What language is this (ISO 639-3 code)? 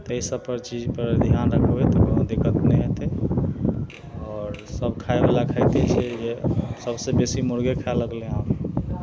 mai